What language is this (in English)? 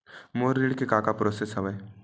Chhattisgarhi